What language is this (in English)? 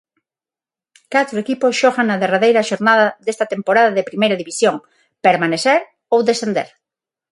Galician